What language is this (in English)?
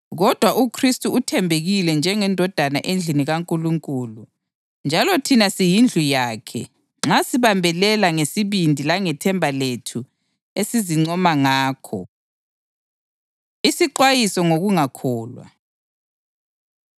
North Ndebele